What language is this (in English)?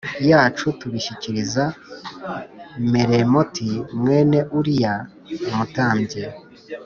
Kinyarwanda